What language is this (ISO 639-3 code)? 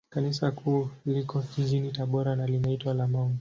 swa